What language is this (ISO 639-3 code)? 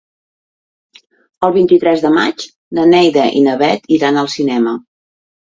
cat